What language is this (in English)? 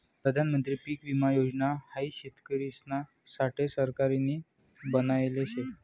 Marathi